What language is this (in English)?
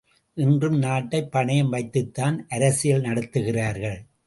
Tamil